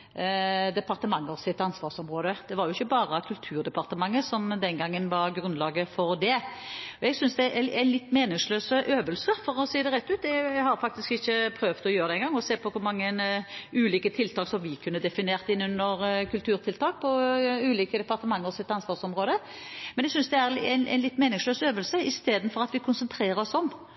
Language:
Norwegian Bokmål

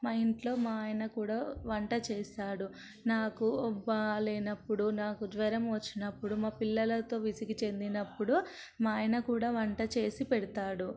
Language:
Telugu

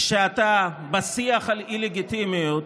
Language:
Hebrew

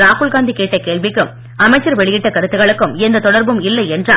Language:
Tamil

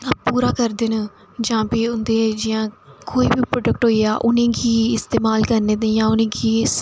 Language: Dogri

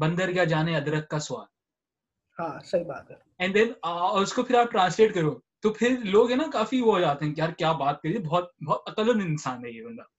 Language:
Urdu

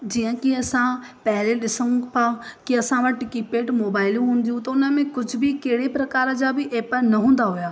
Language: Sindhi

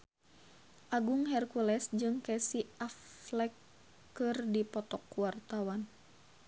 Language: Sundanese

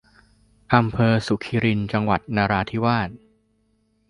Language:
Thai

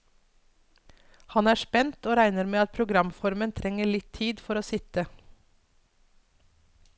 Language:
Norwegian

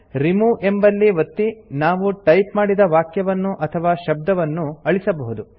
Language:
Kannada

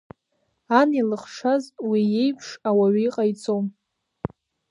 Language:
Abkhazian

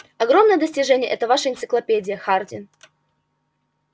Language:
Russian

